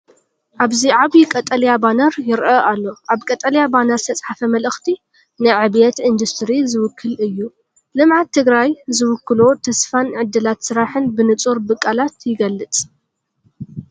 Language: Tigrinya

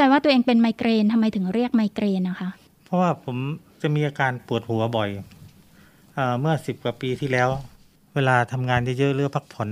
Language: Thai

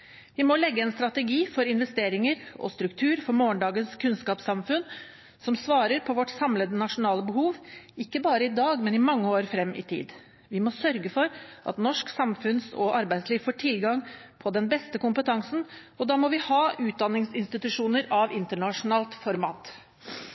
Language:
Norwegian Bokmål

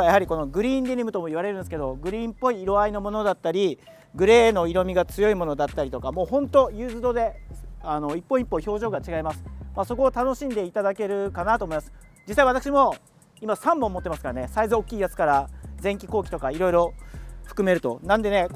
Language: Japanese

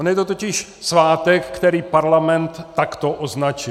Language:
Czech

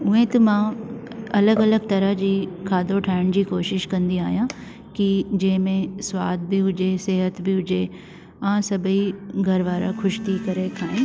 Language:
Sindhi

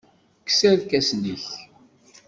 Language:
Kabyle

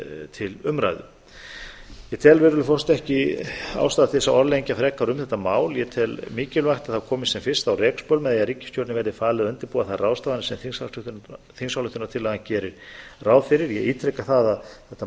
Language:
Icelandic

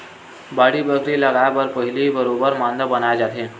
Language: Chhattisgarhi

